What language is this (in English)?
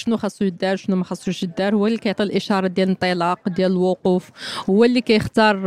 Arabic